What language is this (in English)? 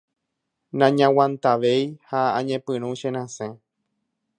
Guarani